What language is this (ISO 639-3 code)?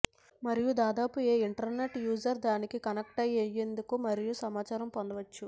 tel